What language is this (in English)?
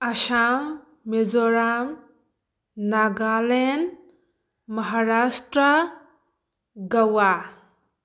Manipuri